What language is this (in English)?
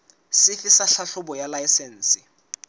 Southern Sotho